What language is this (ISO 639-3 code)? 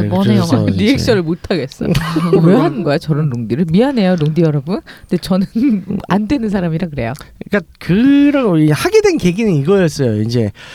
kor